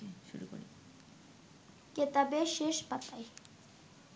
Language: Bangla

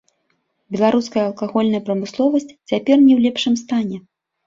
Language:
Belarusian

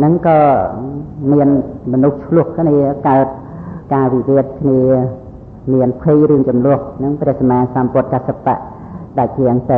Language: Thai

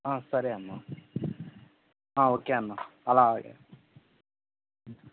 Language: Telugu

